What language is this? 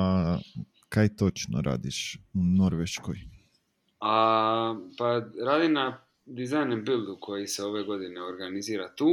Croatian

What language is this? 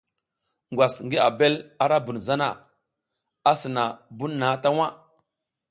South Giziga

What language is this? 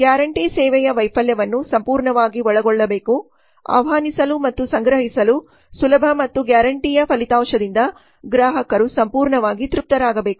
Kannada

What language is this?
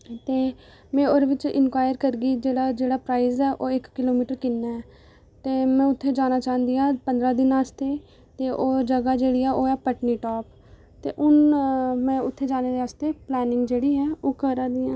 Dogri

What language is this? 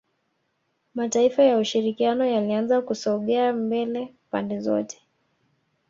Swahili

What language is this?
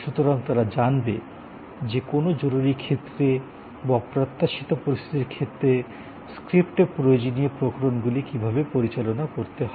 Bangla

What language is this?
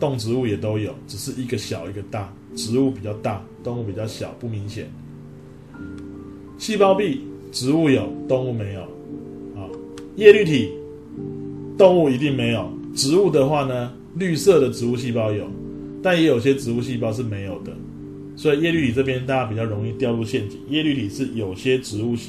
Chinese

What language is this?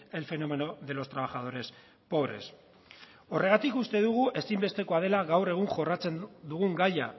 Basque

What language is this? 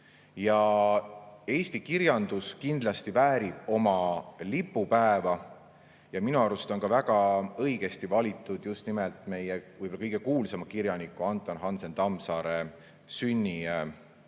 Estonian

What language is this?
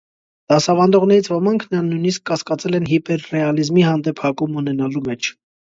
Armenian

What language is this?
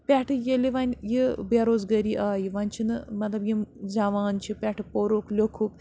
Kashmiri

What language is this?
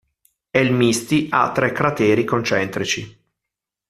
Italian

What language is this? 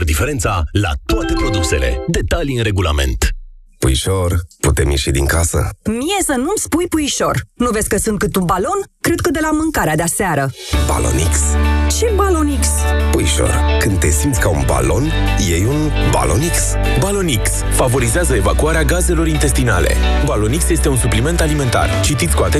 Romanian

